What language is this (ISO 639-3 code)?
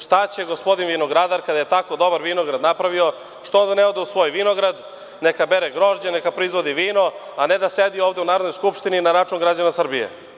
srp